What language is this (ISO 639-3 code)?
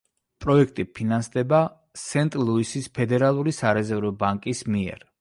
kat